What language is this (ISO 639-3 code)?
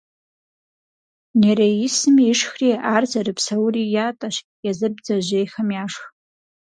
kbd